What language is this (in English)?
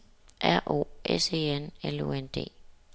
Danish